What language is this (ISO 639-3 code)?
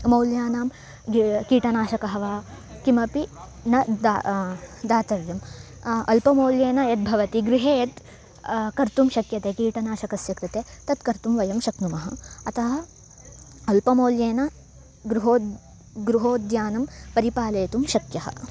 san